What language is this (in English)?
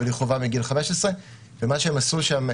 Hebrew